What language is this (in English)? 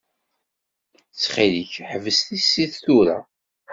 Kabyle